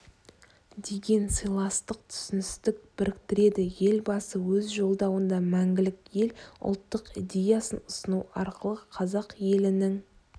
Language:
Kazakh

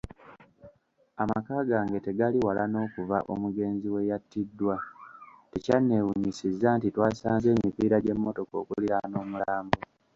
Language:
Ganda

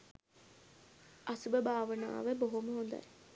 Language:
Sinhala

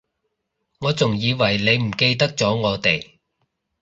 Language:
Cantonese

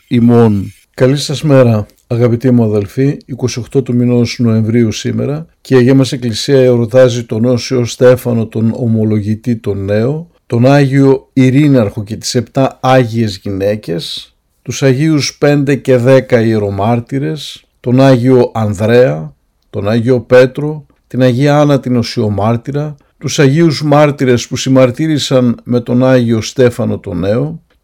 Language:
Greek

